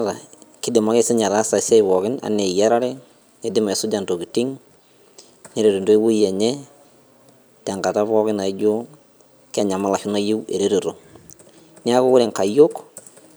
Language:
Masai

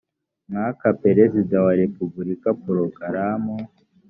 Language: Kinyarwanda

